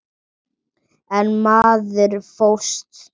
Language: Icelandic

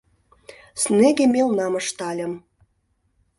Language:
Mari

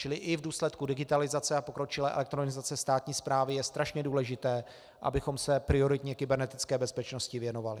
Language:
Czech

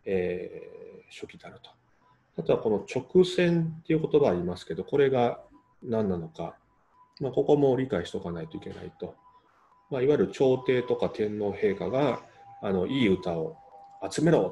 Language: Japanese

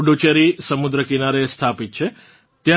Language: Gujarati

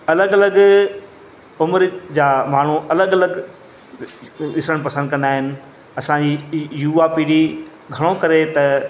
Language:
Sindhi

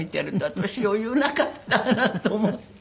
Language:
Japanese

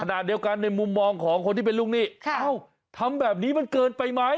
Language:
Thai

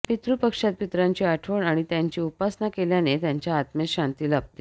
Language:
Marathi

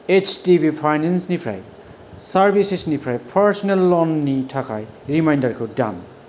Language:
Bodo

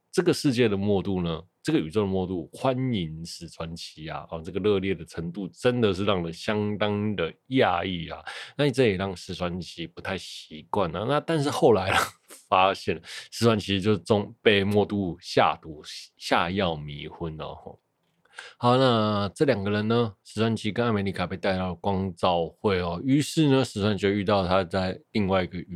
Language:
Chinese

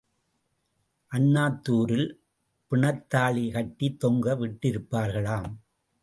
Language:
Tamil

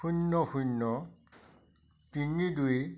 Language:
Assamese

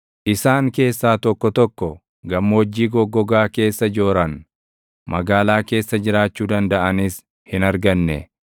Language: Oromo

